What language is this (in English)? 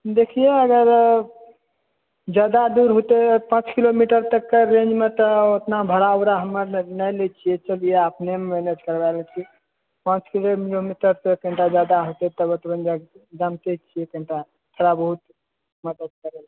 Maithili